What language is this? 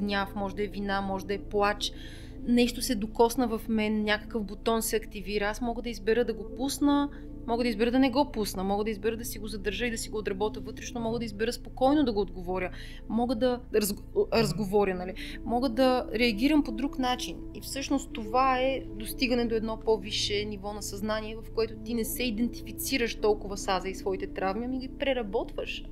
Bulgarian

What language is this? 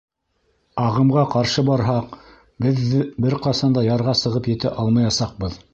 Bashkir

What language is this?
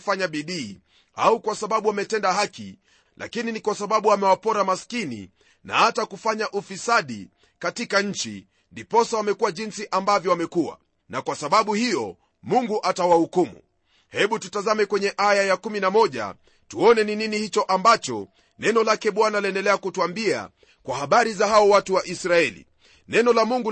Swahili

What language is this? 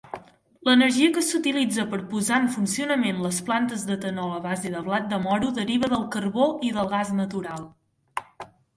Catalan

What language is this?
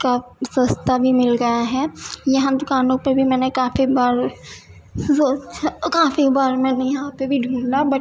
Urdu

